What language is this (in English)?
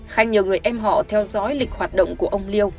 Vietnamese